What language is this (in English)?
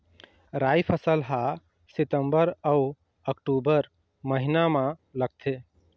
Chhattisgarhi